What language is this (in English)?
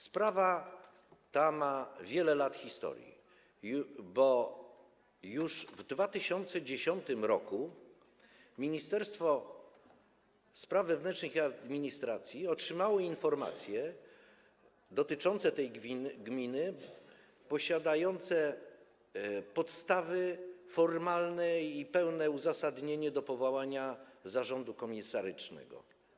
Polish